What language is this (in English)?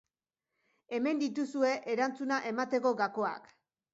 Basque